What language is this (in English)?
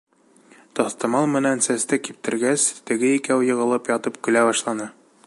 Bashkir